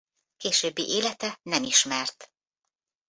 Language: Hungarian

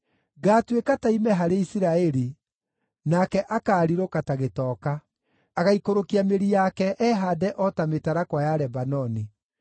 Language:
Kikuyu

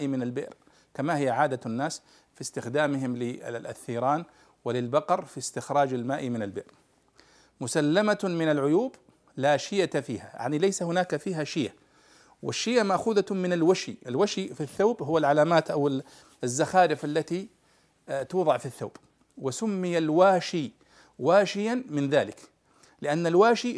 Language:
Arabic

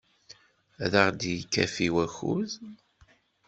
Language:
Kabyle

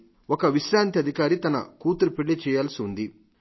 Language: Telugu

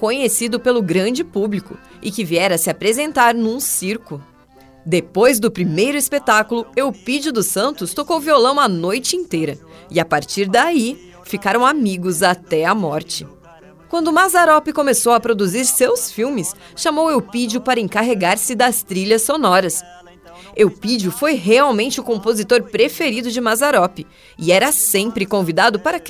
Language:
Portuguese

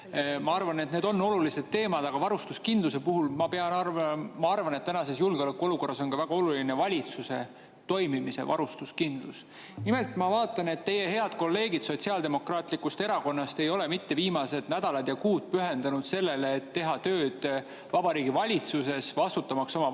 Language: Estonian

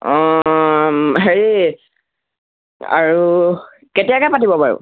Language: Assamese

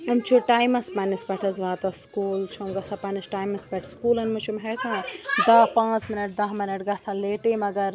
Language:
Kashmiri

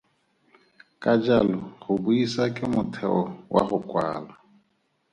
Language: Tswana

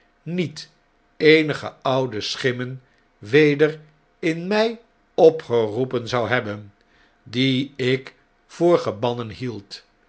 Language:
Dutch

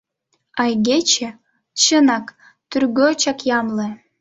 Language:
Mari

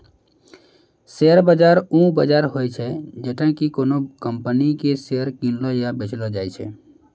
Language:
Maithili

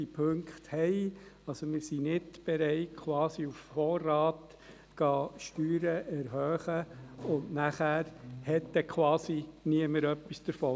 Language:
Swiss German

